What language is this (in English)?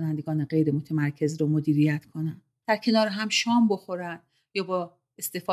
Persian